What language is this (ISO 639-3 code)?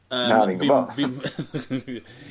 cym